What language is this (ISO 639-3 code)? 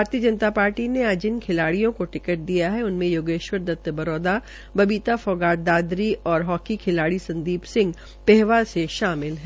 hin